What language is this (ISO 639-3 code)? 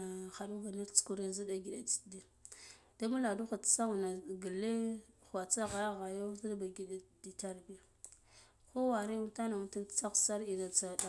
gdf